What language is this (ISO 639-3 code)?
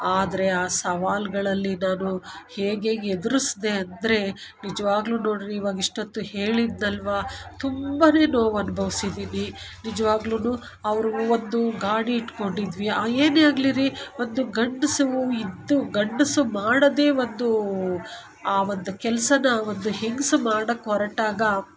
kan